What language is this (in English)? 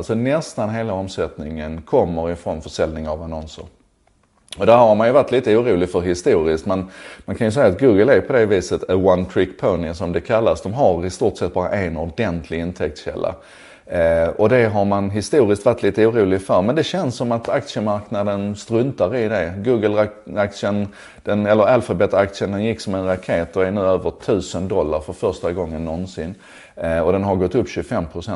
Swedish